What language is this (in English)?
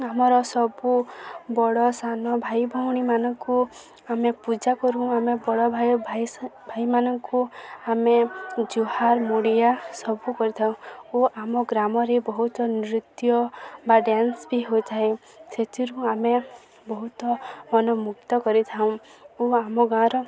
Odia